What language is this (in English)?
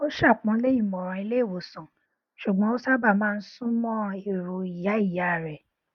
Yoruba